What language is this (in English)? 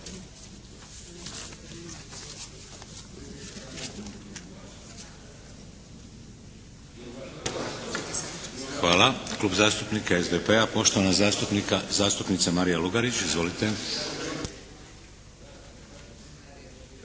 Croatian